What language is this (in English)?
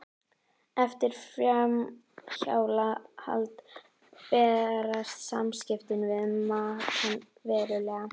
Icelandic